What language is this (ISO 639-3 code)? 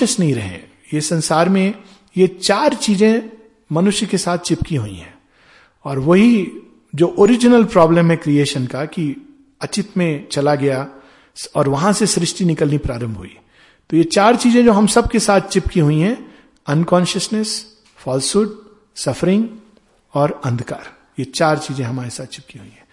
hin